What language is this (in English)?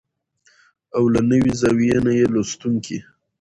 Pashto